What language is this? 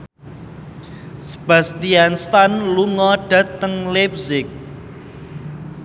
Javanese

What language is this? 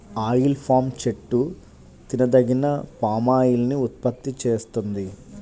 Telugu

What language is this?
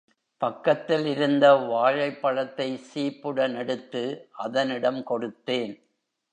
Tamil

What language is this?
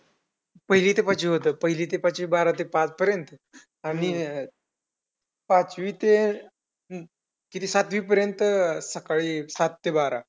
Marathi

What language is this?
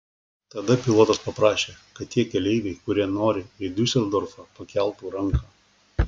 Lithuanian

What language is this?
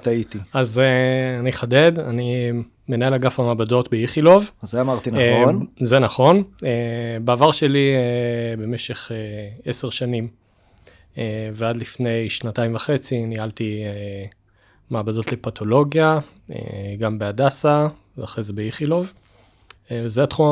Hebrew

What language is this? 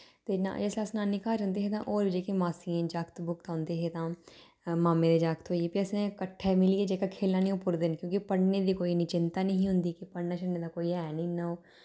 Dogri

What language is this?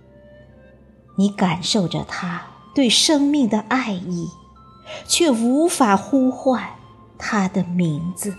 Chinese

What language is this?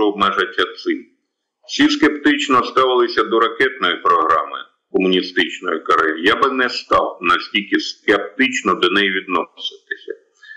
Ukrainian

